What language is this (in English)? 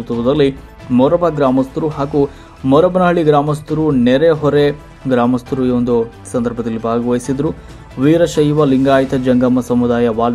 Kannada